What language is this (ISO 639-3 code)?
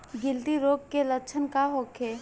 bho